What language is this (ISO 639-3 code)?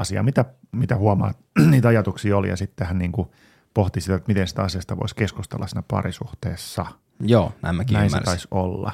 fin